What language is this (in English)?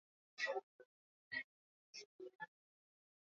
Swahili